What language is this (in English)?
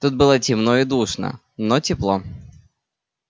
Russian